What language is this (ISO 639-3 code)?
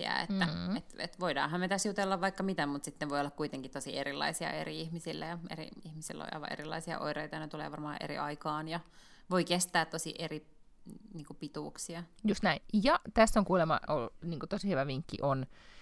fin